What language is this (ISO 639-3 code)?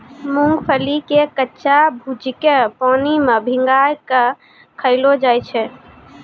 mai